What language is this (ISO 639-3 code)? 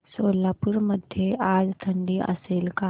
mar